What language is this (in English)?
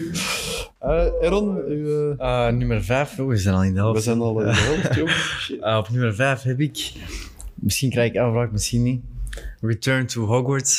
Dutch